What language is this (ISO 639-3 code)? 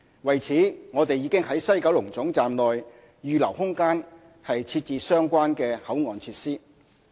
yue